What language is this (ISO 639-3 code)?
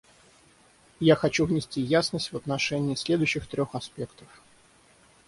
rus